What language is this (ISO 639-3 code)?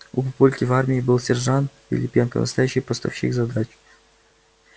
rus